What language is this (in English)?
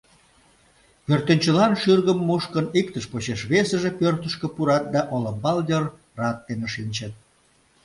Mari